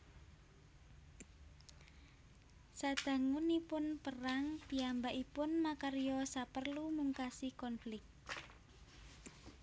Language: Javanese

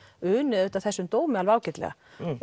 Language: Icelandic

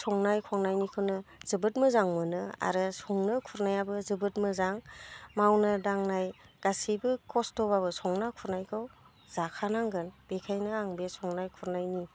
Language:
Bodo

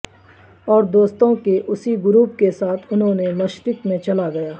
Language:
Urdu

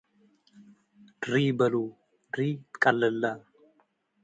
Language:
Tigre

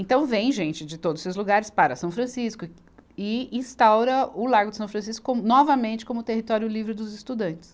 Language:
Portuguese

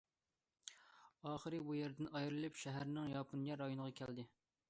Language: Uyghur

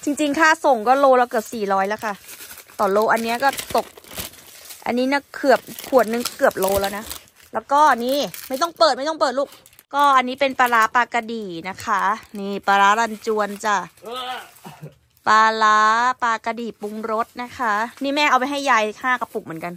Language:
Thai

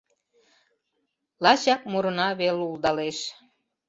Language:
Mari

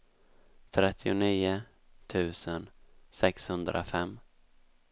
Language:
Swedish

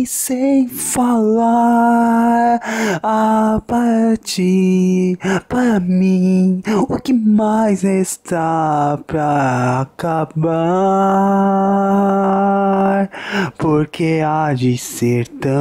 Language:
Portuguese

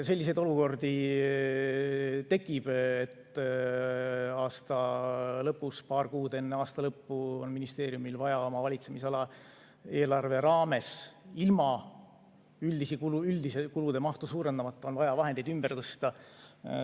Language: Estonian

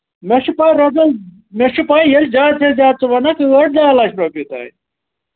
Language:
Kashmiri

